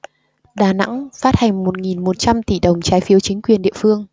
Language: Vietnamese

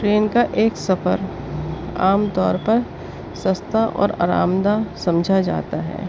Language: Urdu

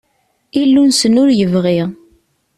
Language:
Kabyle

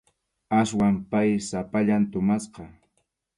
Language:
Arequipa-La Unión Quechua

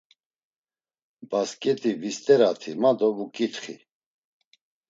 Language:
Laz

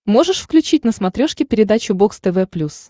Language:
Russian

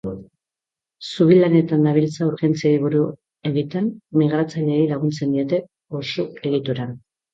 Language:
Basque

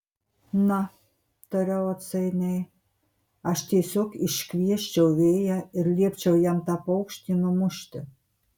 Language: Lithuanian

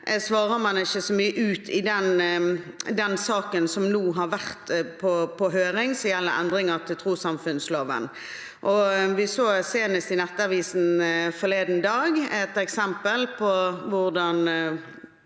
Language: Norwegian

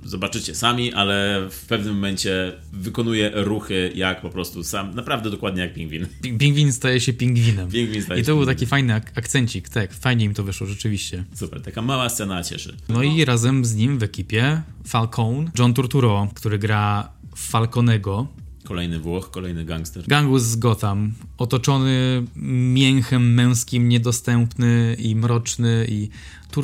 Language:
Polish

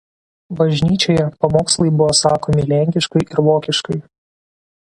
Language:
Lithuanian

